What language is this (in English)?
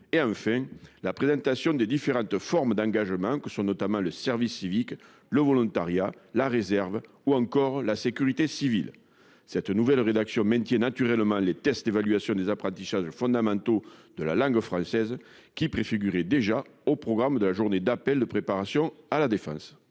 French